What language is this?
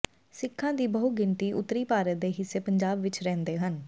Punjabi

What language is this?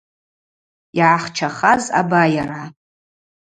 Abaza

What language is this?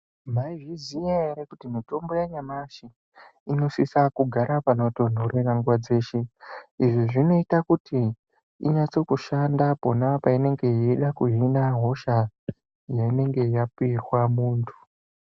Ndau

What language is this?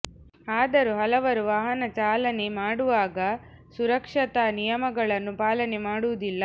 Kannada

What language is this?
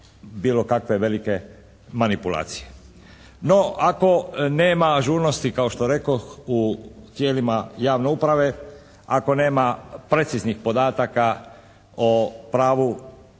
Croatian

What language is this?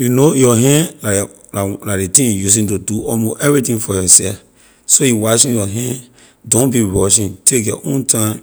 Liberian English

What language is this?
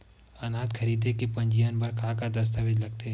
Chhattisgarhi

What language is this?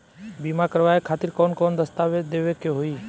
Bhojpuri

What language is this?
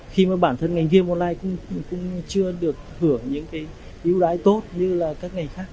Vietnamese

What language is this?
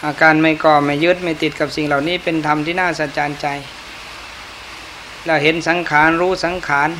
Thai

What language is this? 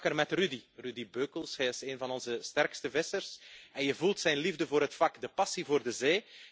Dutch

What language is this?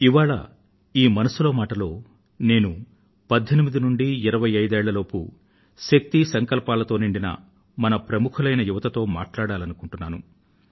Telugu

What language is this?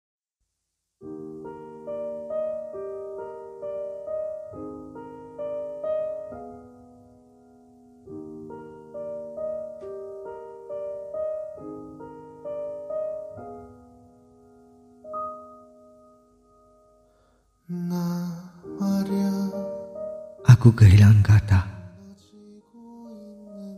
Indonesian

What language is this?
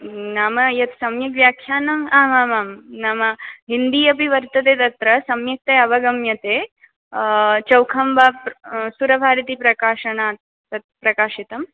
Sanskrit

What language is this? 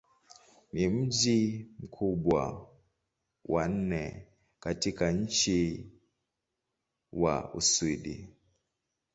Swahili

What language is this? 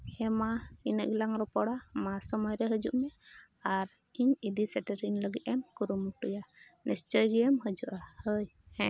Santali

